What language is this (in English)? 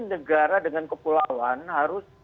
Indonesian